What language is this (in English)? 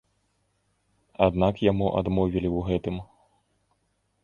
Belarusian